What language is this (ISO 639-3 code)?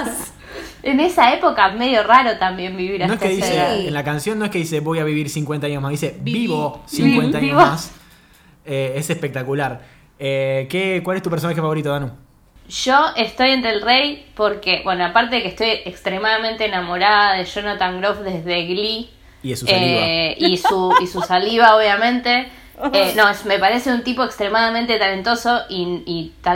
spa